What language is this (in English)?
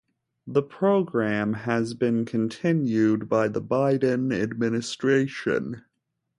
English